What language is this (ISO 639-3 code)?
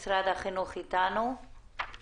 heb